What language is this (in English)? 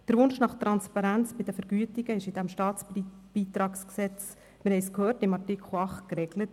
Swiss German